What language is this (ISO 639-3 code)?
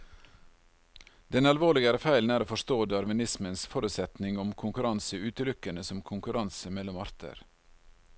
nor